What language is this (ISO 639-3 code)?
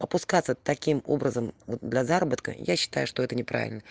rus